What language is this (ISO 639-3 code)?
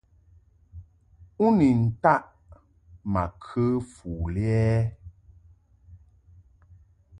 mhk